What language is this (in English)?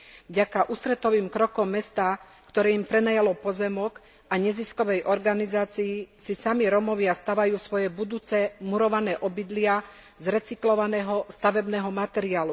Slovak